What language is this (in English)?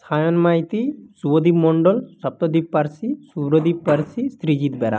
Bangla